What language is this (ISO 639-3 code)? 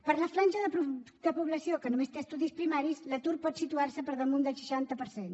cat